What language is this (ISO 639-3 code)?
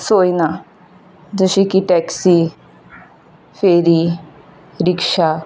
kok